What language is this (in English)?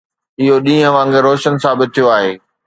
Sindhi